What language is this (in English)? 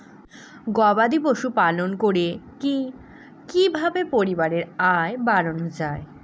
Bangla